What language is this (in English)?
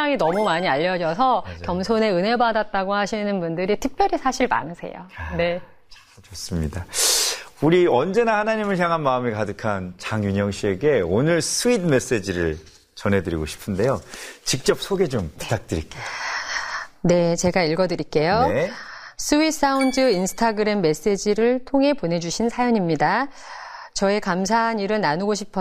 Korean